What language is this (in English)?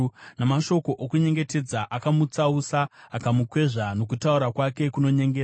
Shona